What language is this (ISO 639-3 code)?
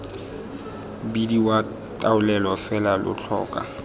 tsn